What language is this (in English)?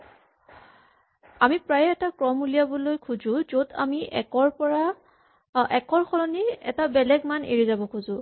Assamese